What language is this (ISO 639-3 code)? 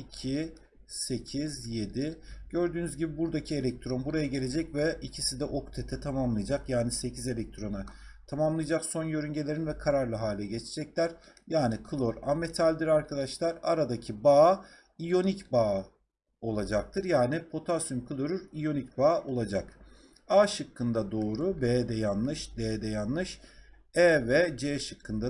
tur